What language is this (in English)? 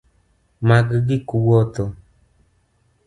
Luo (Kenya and Tanzania)